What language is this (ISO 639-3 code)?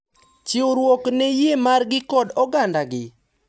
luo